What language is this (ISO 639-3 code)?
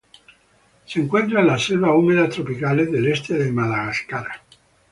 spa